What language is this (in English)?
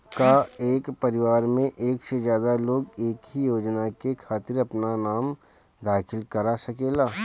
Bhojpuri